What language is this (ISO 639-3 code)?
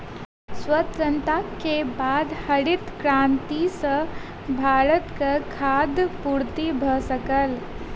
mai